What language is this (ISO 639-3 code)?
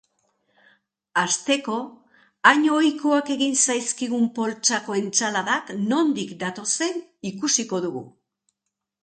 eus